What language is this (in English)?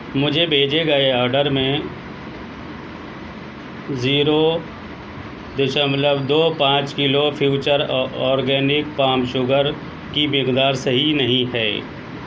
Urdu